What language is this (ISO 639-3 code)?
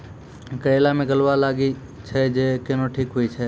mai